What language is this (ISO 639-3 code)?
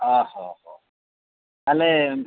ori